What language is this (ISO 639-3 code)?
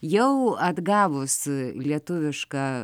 lit